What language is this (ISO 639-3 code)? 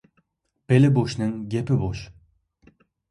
uig